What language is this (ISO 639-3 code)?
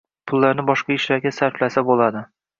uzb